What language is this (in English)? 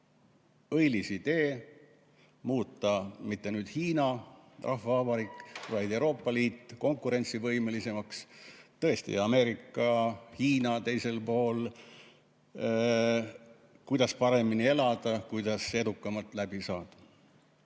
Estonian